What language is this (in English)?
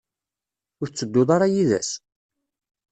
Kabyle